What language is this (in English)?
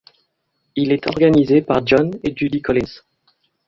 French